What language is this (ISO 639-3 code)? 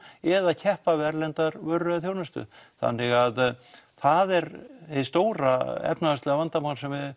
isl